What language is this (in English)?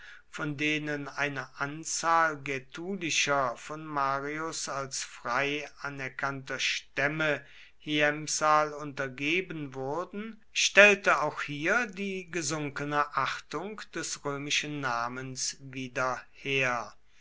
German